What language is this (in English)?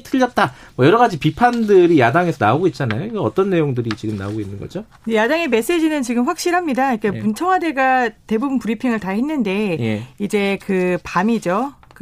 Korean